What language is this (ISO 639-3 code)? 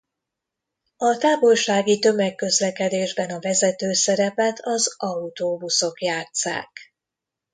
hun